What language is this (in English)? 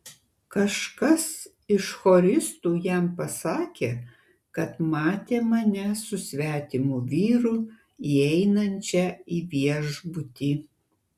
Lithuanian